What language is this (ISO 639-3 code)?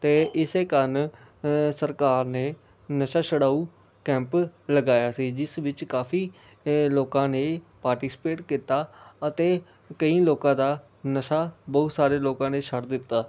pan